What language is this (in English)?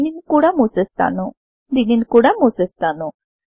Telugu